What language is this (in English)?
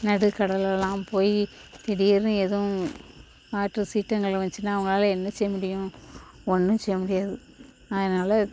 Tamil